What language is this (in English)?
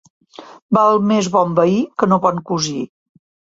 Catalan